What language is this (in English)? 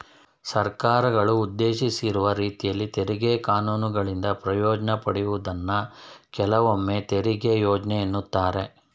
Kannada